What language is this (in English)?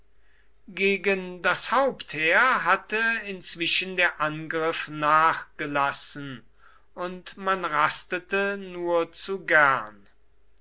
German